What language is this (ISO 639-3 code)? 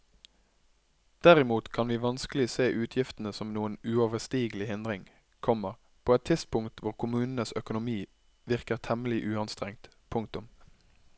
nor